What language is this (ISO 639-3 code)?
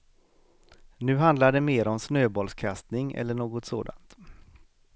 swe